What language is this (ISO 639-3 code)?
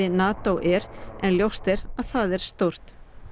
isl